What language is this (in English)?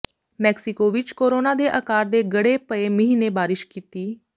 Punjabi